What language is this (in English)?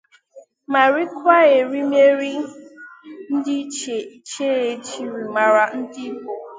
Igbo